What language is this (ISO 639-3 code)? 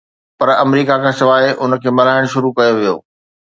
snd